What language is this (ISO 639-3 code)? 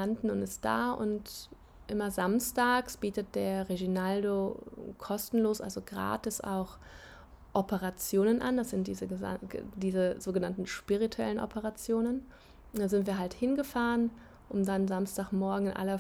deu